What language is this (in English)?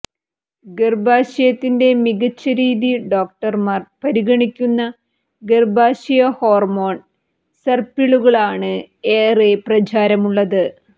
Malayalam